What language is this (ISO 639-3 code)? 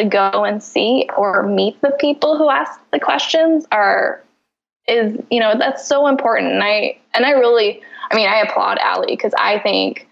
eng